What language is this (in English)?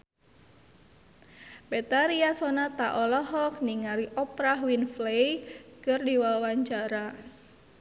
Sundanese